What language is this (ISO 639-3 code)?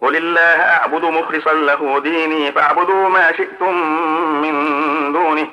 ara